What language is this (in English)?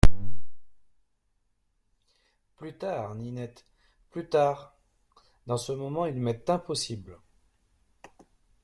French